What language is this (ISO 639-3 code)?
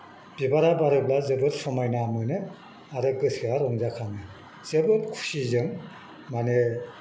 brx